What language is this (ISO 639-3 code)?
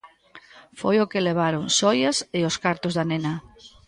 glg